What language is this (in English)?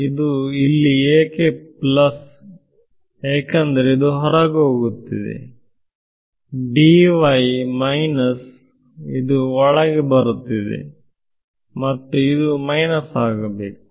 Kannada